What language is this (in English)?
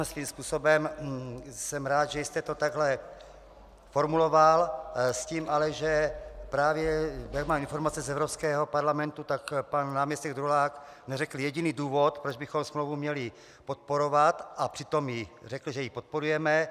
Czech